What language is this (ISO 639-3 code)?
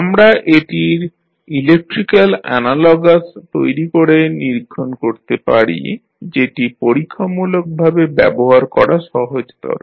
ben